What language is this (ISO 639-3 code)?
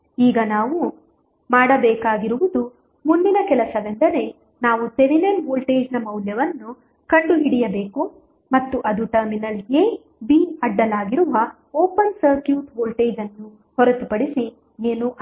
kan